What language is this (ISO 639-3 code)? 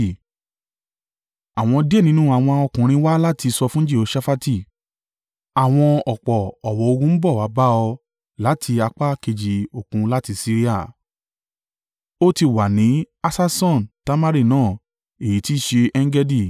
yor